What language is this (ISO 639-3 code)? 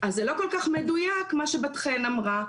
heb